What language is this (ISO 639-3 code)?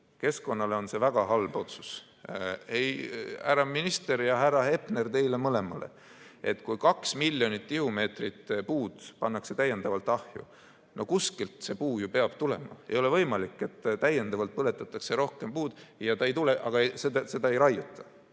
est